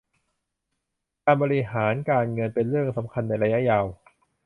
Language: Thai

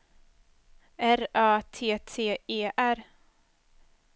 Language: Swedish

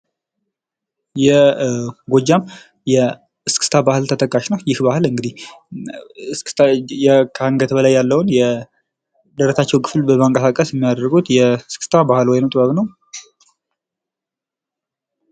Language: Amharic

